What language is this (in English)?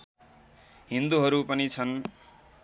Nepali